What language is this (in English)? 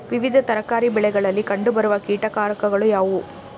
Kannada